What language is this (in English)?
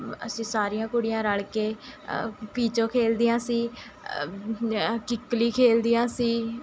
Punjabi